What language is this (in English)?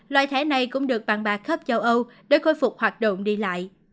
Vietnamese